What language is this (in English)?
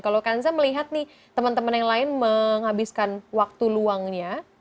Indonesian